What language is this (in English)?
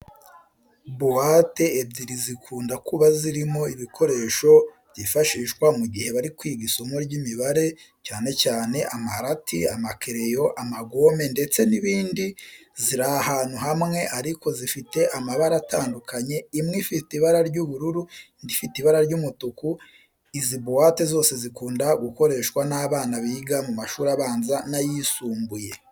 Kinyarwanda